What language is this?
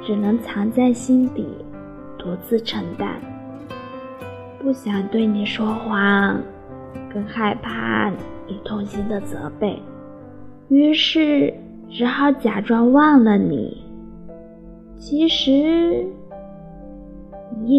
Chinese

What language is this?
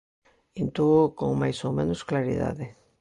Galician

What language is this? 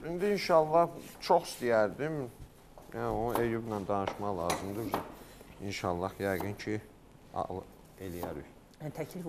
Turkish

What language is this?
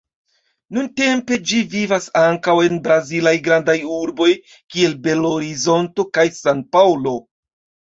Esperanto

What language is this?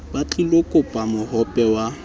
Southern Sotho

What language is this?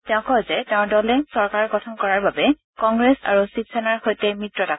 Assamese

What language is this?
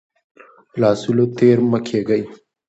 Pashto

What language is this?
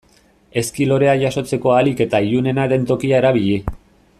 Basque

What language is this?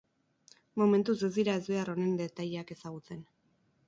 Basque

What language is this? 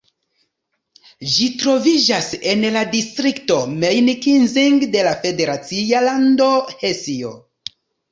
Esperanto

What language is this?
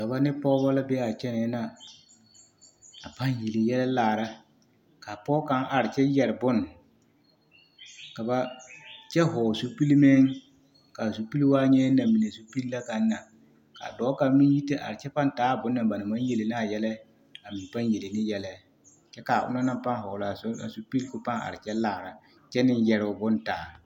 Southern Dagaare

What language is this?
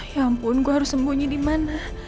Indonesian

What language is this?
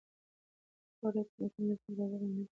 Pashto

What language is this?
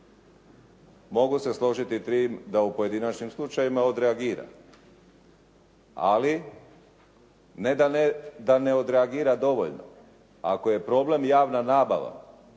Croatian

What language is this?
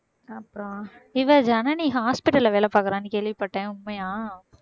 Tamil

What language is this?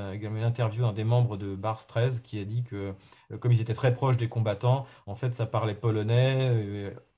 French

